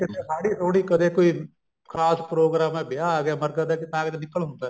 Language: Punjabi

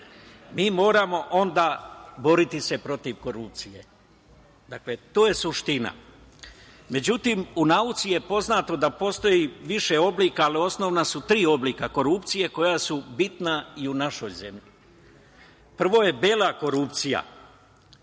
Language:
Serbian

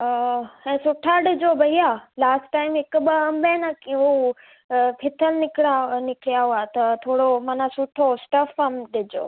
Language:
Sindhi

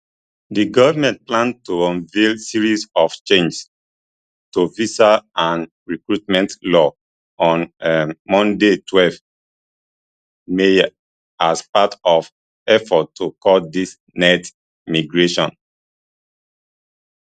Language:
Nigerian Pidgin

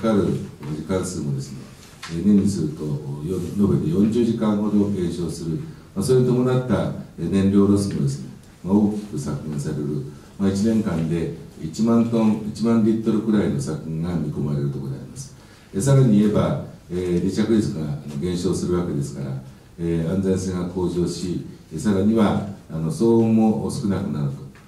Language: Japanese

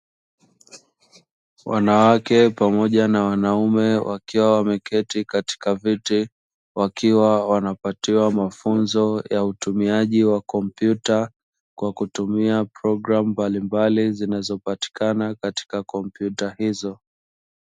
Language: Swahili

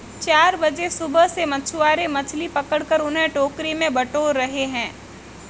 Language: Hindi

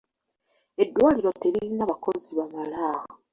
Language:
Ganda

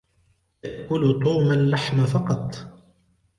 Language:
Arabic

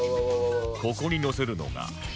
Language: Japanese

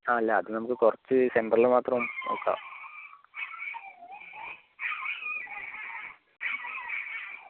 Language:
Malayalam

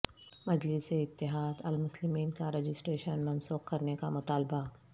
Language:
Urdu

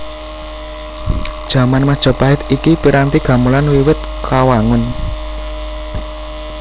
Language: Javanese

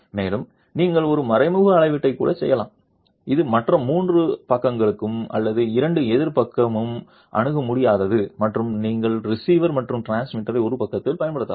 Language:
Tamil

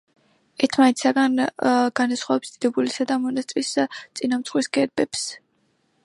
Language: Georgian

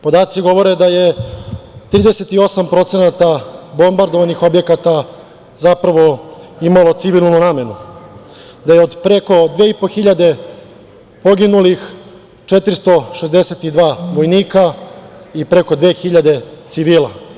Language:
Serbian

